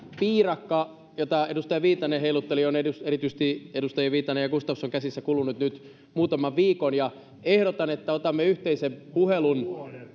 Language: Finnish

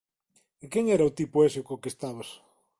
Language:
Galician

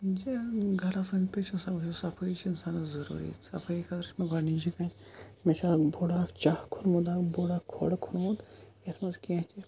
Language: Kashmiri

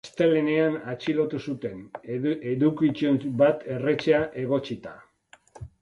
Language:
Basque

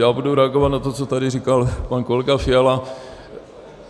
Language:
Czech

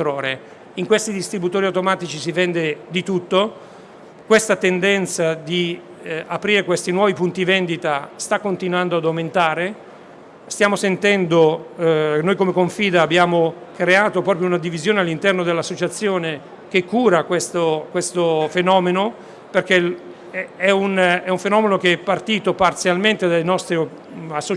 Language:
Italian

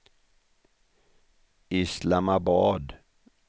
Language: Swedish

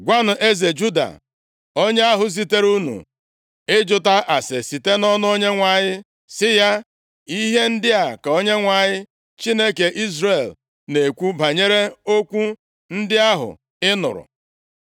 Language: Igbo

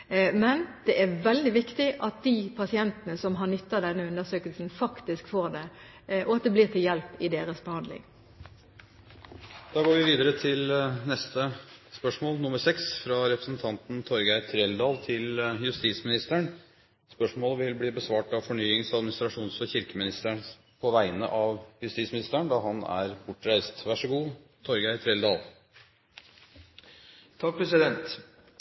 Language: Norwegian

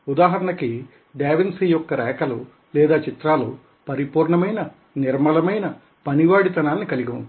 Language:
Telugu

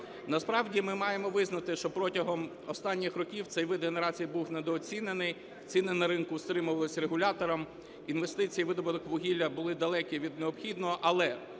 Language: Ukrainian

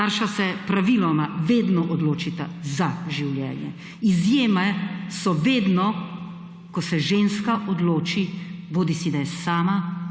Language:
Slovenian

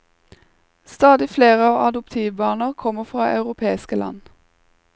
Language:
Norwegian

